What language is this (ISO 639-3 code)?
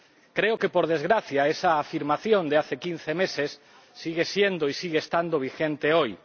spa